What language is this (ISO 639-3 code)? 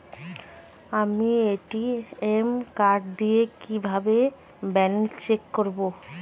ben